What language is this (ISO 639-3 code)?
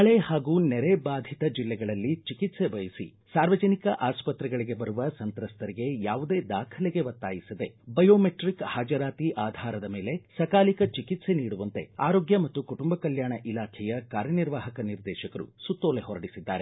kan